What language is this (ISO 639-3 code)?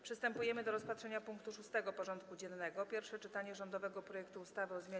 pol